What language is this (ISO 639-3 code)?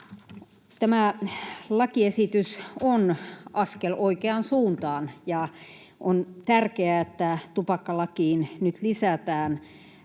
fin